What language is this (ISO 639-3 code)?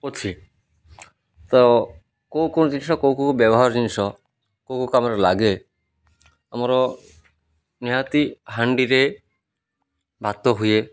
ori